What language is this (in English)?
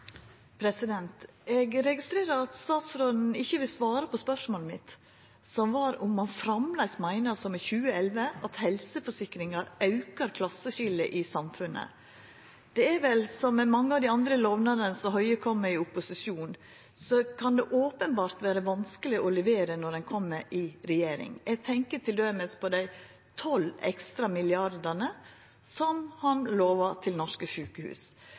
Norwegian Nynorsk